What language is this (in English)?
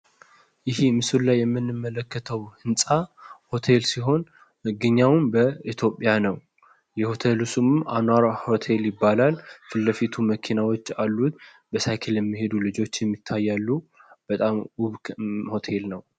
Amharic